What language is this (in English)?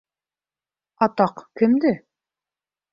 Bashkir